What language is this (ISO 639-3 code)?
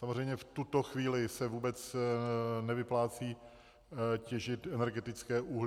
ces